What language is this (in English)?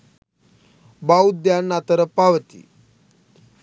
Sinhala